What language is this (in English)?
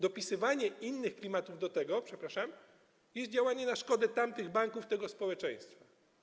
Polish